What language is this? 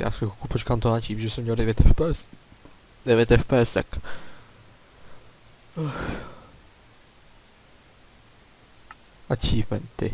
Czech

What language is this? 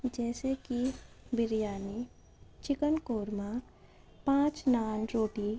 Urdu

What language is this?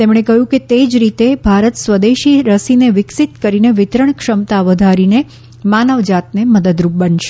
Gujarati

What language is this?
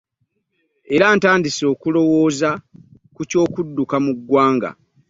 Ganda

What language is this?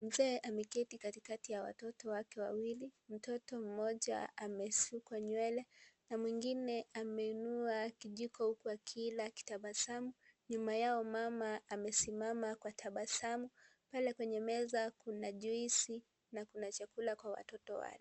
Swahili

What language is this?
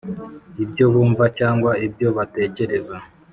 Kinyarwanda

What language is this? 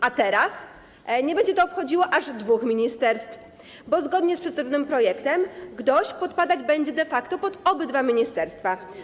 Polish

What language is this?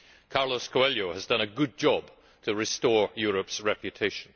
English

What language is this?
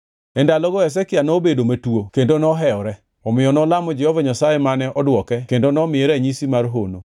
Luo (Kenya and Tanzania)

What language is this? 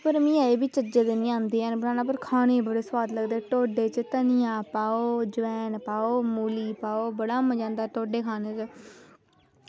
Dogri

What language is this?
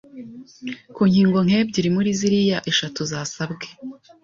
Kinyarwanda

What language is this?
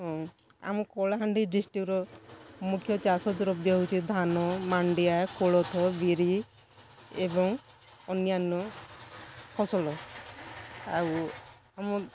Odia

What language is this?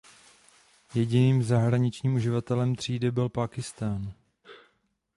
Czech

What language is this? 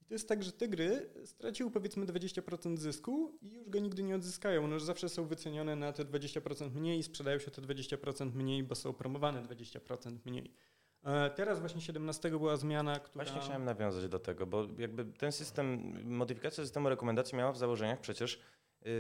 Polish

